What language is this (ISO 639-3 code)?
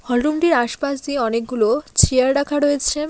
ben